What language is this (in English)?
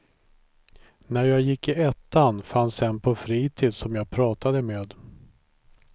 Swedish